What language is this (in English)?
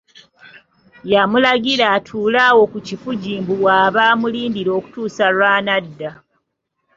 Ganda